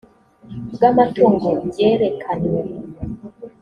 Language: Kinyarwanda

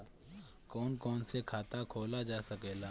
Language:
Bhojpuri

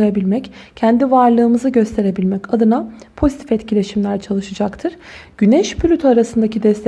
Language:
Turkish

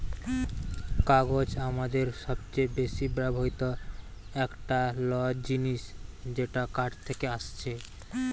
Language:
Bangla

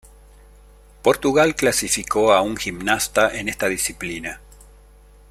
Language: Spanish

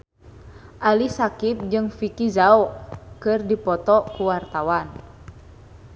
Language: Sundanese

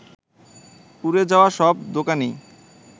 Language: Bangla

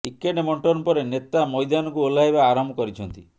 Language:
Odia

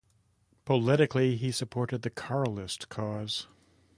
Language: English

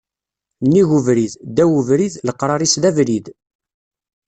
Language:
Kabyle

